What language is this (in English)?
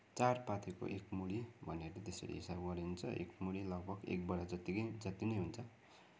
Nepali